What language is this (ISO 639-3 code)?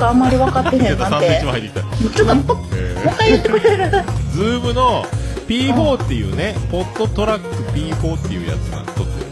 jpn